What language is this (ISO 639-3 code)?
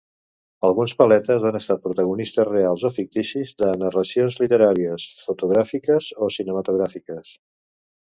cat